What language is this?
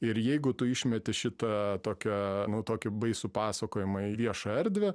Lithuanian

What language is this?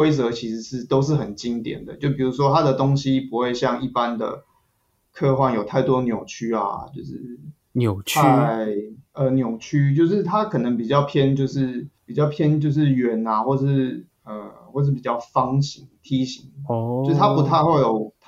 Chinese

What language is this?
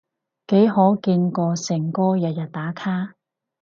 Cantonese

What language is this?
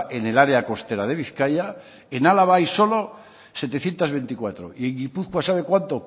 Spanish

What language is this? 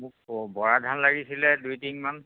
Assamese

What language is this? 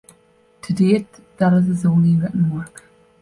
English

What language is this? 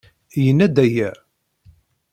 Kabyle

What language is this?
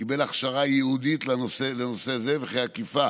Hebrew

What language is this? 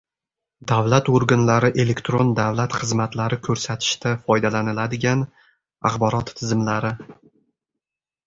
Uzbek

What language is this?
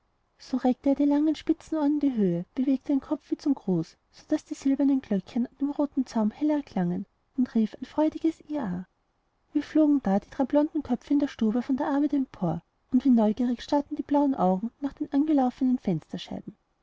German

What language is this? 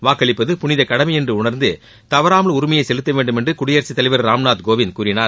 Tamil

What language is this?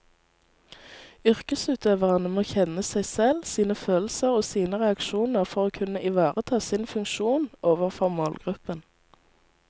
Norwegian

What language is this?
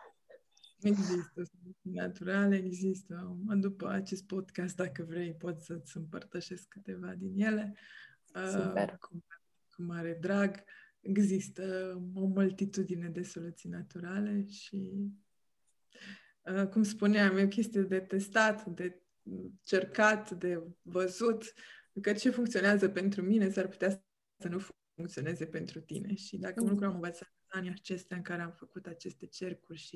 Romanian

